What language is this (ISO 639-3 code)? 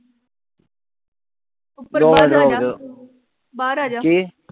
pan